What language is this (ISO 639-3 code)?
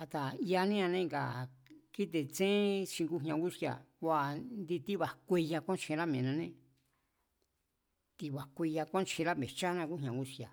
vmz